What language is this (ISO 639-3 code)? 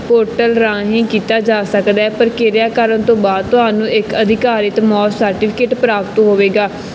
pan